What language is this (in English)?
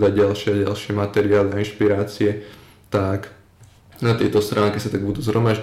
Slovak